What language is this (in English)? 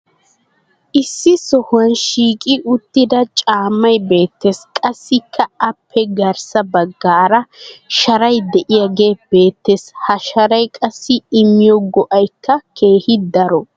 Wolaytta